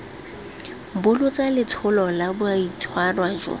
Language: Tswana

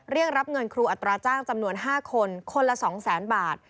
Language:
Thai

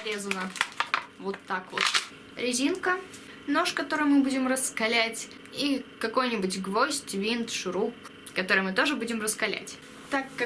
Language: Russian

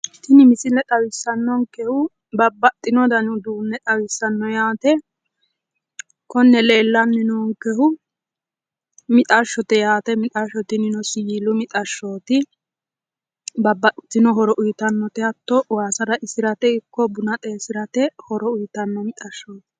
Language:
Sidamo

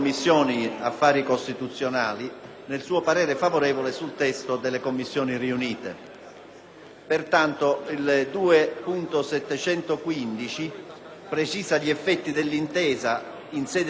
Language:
Italian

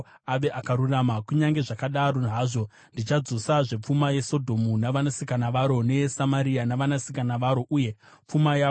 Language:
Shona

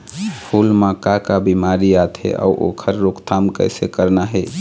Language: Chhattisgarhi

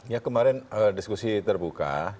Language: Indonesian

